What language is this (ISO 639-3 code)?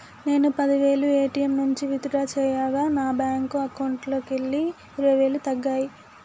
tel